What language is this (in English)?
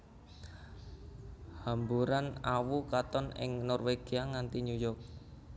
Javanese